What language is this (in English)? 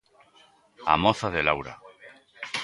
Galician